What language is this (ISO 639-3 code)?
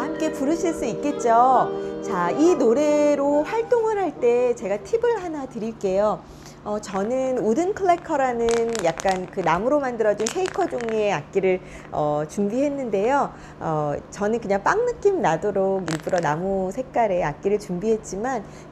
kor